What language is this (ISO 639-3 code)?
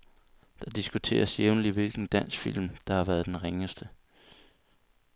dan